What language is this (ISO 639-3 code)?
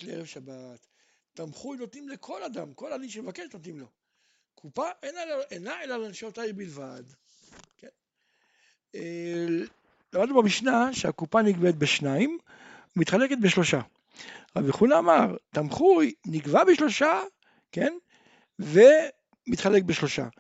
heb